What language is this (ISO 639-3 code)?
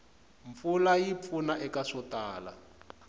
tso